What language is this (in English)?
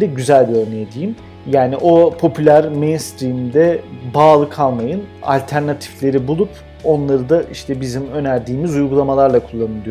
Turkish